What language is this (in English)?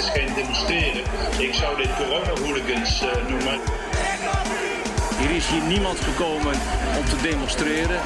Dutch